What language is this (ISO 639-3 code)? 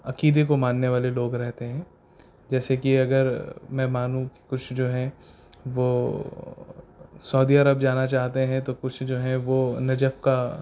urd